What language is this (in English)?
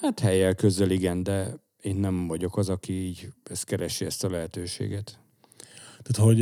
Hungarian